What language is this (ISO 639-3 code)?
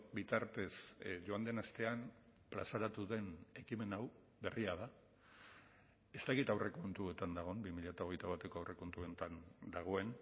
eus